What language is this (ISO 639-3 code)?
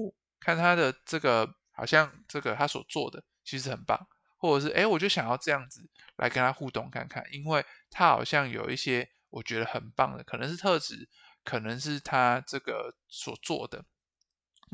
zho